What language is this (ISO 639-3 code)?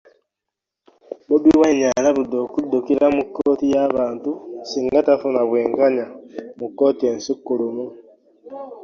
lug